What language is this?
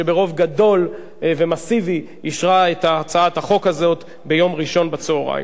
Hebrew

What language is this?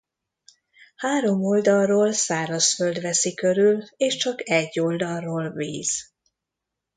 Hungarian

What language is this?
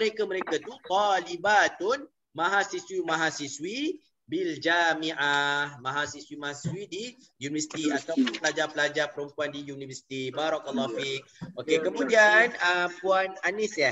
Malay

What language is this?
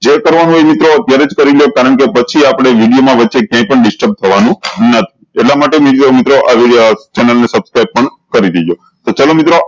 Gujarati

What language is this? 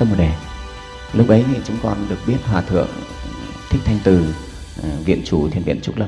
Vietnamese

